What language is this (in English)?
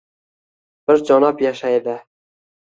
Uzbek